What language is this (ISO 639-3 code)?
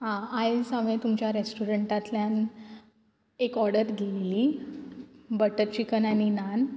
kok